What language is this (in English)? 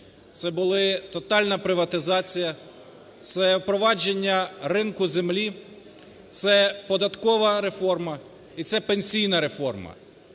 Ukrainian